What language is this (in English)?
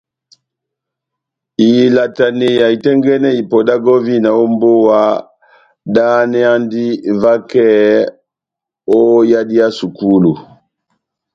Batanga